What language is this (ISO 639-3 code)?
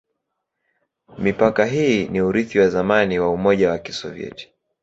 swa